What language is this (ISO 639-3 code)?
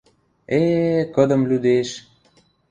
mrj